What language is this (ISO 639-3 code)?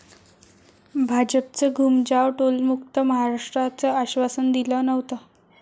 mar